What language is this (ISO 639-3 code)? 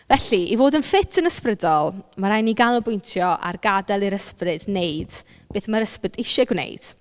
cym